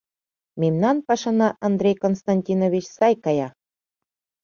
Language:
Mari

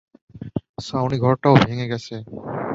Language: Bangla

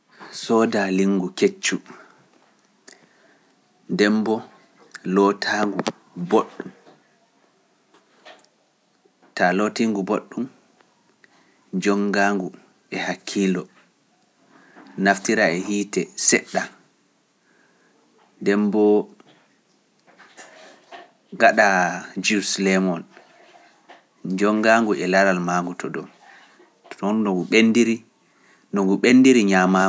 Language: Pular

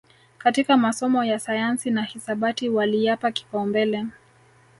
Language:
Swahili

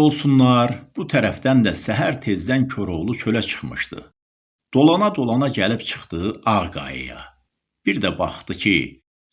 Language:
Turkish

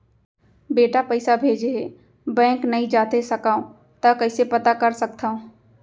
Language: Chhattisgarhi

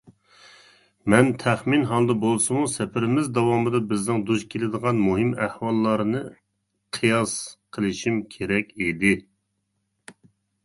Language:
Uyghur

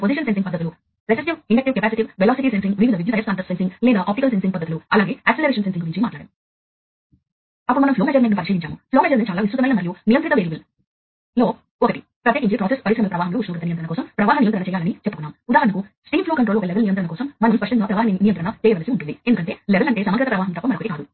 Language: Telugu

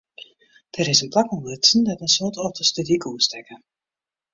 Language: Western Frisian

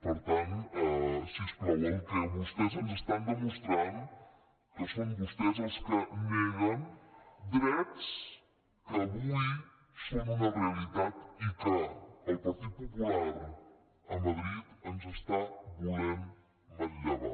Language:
Catalan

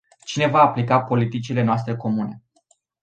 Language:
Romanian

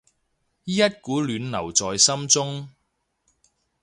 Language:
Cantonese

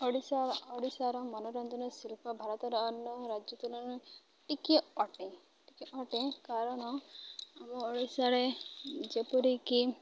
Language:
Odia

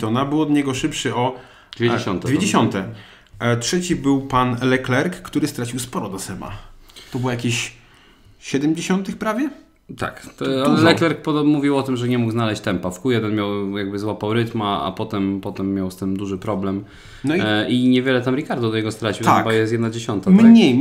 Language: Polish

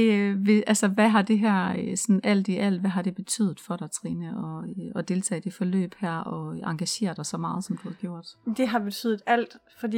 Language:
Danish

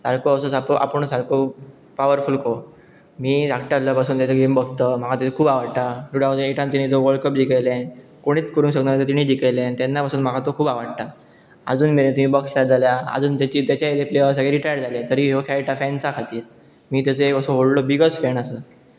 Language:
Konkani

